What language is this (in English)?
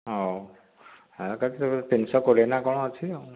Odia